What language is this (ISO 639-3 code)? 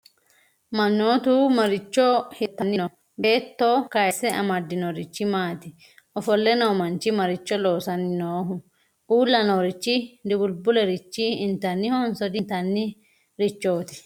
sid